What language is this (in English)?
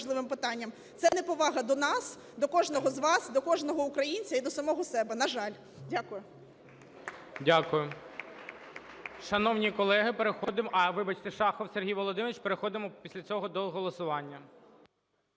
Ukrainian